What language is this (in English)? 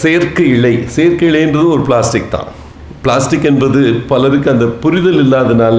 Tamil